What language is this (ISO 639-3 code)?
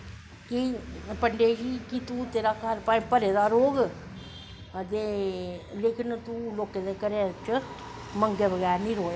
doi